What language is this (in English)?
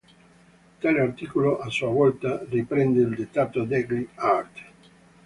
Italian